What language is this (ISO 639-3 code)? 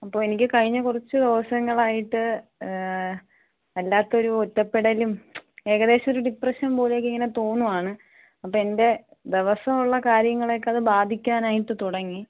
mal